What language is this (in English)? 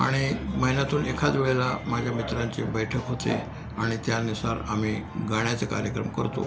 Marathi